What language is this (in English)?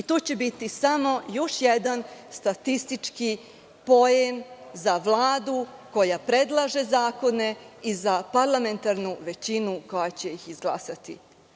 Serbian